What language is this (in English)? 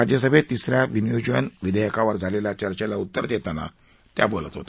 Marathi